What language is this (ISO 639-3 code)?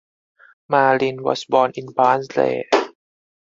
eng